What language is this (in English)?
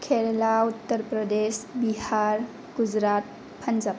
Bodo